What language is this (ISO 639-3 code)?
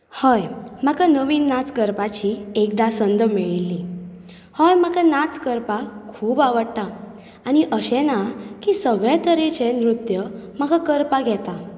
kok